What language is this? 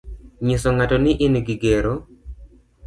Luo (Kenya and Tanzania)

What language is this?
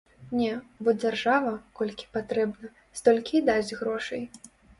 Belarusian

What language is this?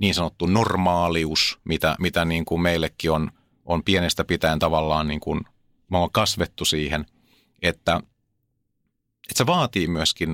Finnish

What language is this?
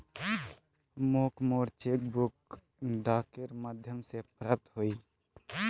Magahi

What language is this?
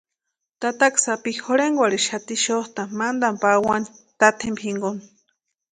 Western Highland Purepecha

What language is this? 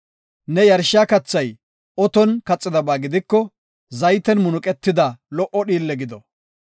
Gofa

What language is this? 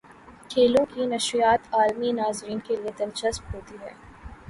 Urdu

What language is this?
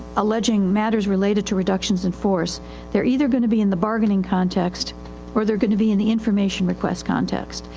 English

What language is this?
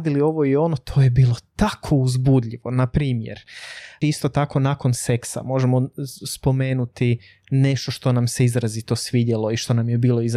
Croatian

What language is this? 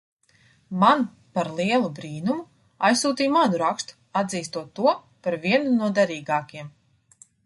Latvian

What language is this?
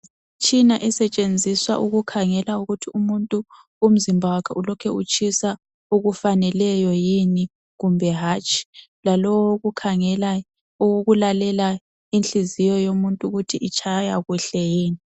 North Ndebele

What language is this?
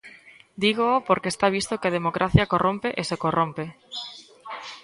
Galician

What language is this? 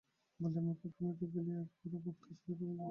Bangla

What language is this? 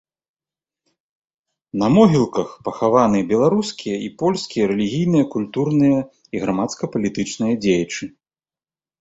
Belarusian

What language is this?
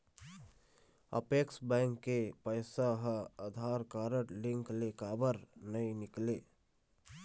Chhattisgarhi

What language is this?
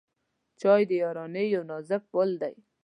Pashto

